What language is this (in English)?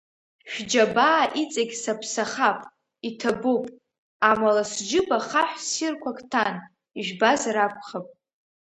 Abkhazian